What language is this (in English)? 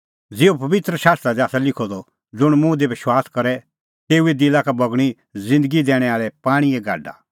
Kullu Pahari